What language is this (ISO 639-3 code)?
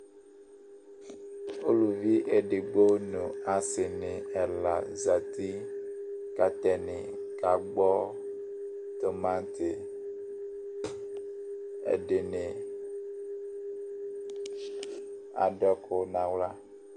kpo